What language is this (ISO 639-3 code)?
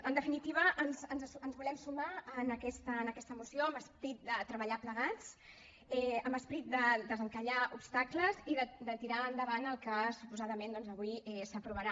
cat